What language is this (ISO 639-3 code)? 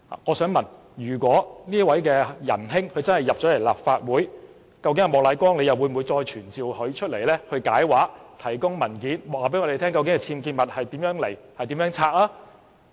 yue